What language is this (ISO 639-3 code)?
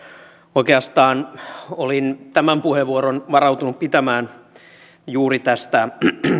fin